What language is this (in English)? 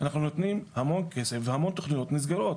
Hebrew